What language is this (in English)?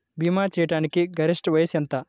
Telugu